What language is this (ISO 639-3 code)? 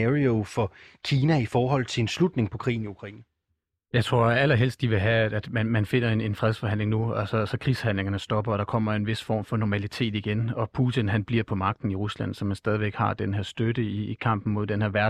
dan